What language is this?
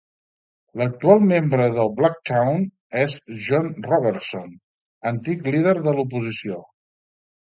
Catalan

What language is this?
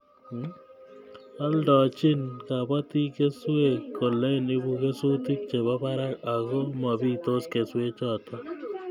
Kalenjin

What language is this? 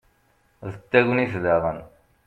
Kabyle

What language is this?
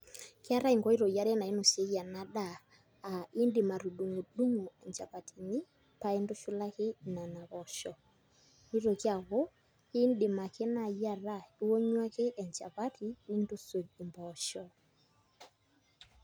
Masai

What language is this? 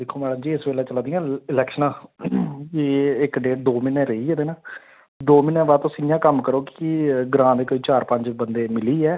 Dogri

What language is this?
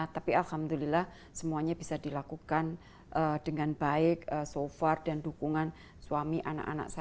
Indonesian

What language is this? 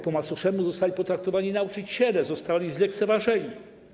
Polish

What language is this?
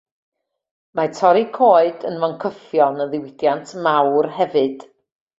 Welsh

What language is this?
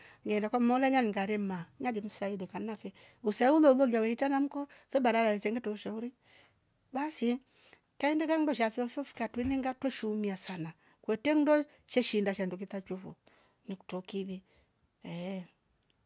Rombo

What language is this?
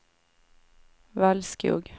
Swedish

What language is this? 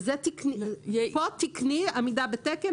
Hebrew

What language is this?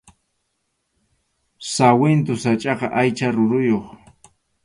Arequipa-La Unión Quechua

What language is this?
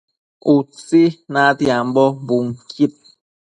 Matsés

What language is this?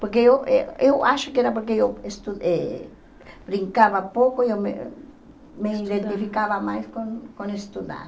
Portuguese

